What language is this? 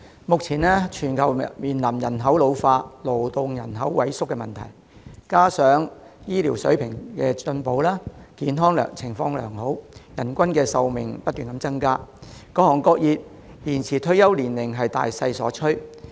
Cantonese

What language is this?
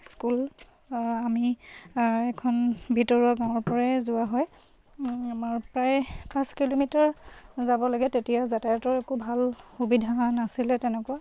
Assamese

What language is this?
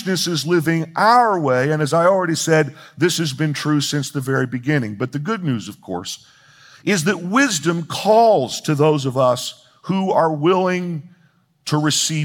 English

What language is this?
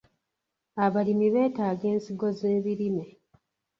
Ganda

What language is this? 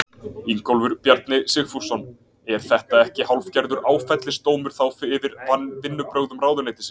Icelandic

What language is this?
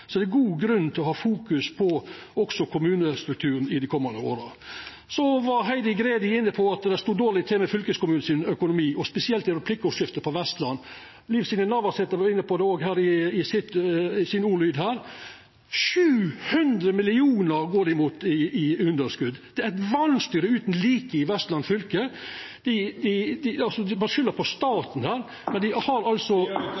Norwegian Nynorsk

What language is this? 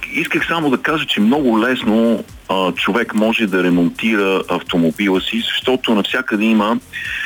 Bulgarian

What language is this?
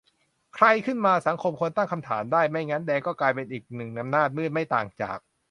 Thai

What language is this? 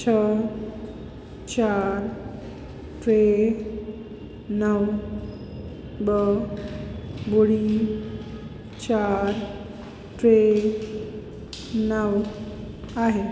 Sindhi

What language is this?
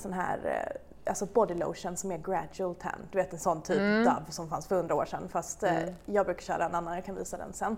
Swedish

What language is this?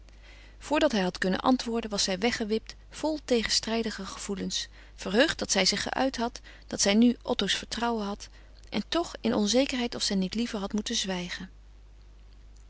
Dutch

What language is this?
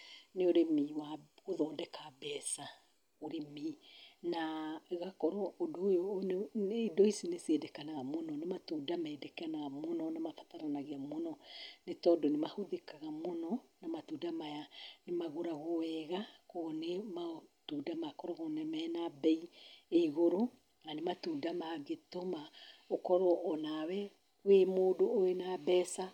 Kikuyu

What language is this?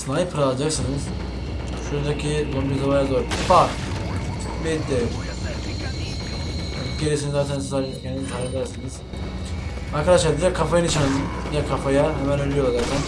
Turkish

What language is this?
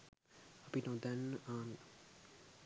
Sinhala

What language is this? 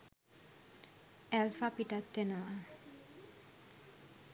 Sinhala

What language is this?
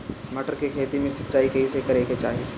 Bhojpuri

